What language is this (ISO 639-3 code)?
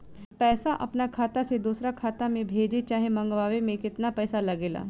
bho